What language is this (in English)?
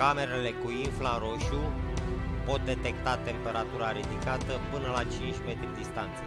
Romanian